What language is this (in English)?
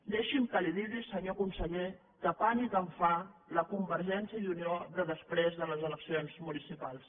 Catalan